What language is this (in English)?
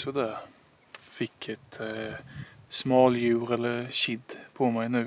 Swedish